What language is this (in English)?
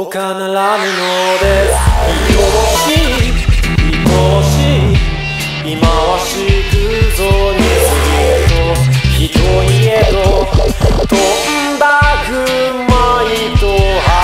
Romanian